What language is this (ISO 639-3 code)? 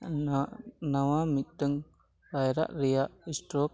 sat